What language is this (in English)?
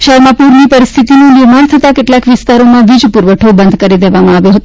Gujarati